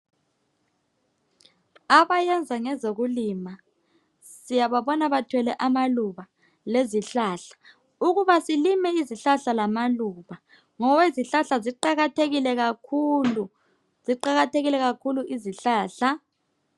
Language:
North Ndebele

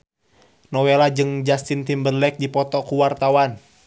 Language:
Sundanese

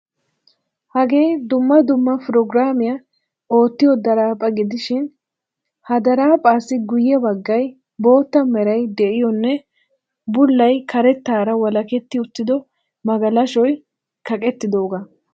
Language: Wolaytta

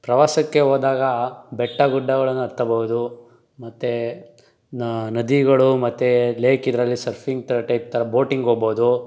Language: Kannada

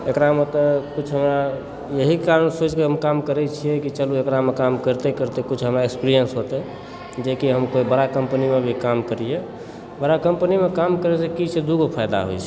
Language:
Maithili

